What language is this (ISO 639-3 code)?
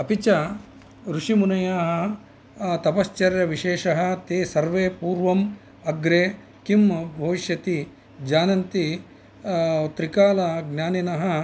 san